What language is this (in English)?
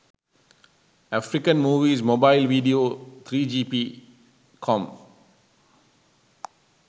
Sinhala